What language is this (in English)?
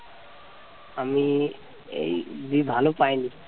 Bangla